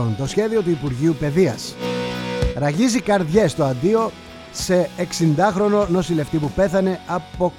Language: Greek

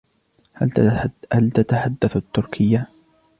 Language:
Arabic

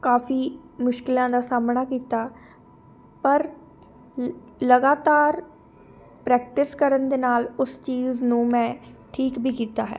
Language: Punjabi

